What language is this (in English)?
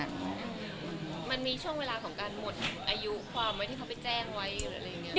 Thai